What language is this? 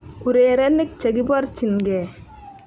Kalenjin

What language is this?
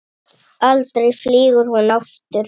Icelandic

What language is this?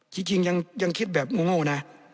Thai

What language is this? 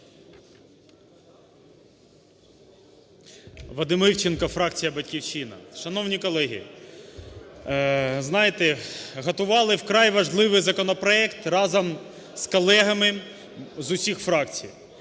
Ukrainian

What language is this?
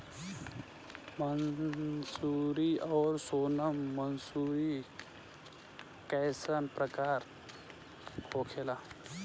Bhojpuri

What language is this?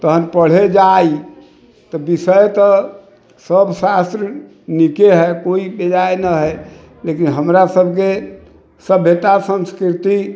Maithili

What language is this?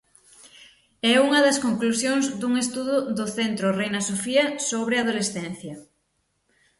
Galician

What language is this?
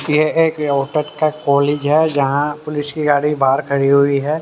Hindi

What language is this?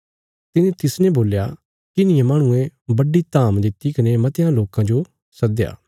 Bilaspuri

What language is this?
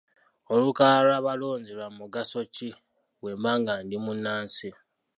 Ganda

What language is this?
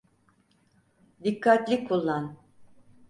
Turkish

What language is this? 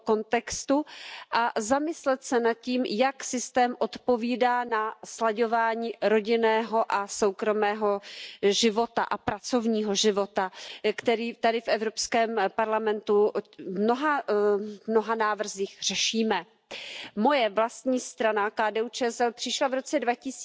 Polish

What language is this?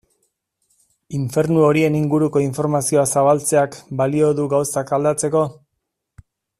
Basque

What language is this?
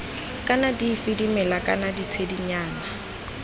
Tswana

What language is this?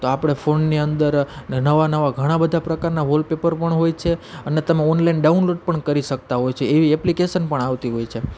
Gujarati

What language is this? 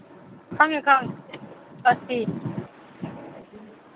Manipuri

